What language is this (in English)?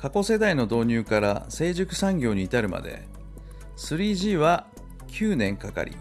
Japanese